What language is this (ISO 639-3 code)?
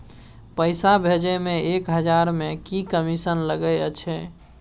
mai